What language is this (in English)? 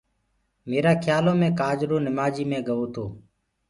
Gurgula